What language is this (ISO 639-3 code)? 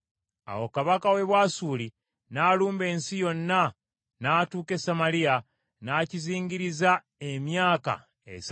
lug